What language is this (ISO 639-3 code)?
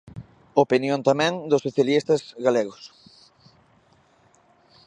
glg